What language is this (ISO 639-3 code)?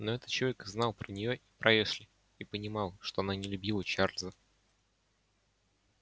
rus